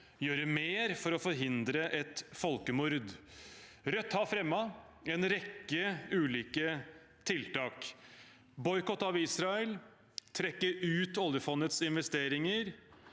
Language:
Norwegian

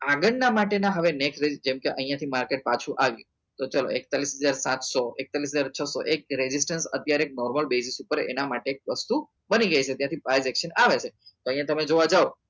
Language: Gujarati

